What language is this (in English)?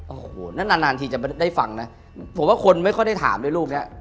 Thai